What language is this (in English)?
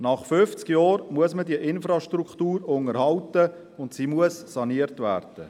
Swiss German